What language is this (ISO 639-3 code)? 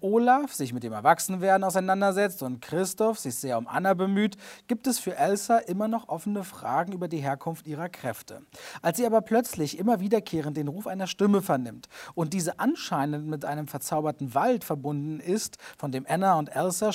deu